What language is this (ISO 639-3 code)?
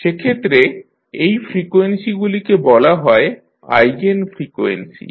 ben